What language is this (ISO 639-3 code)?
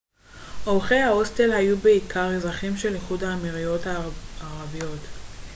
heb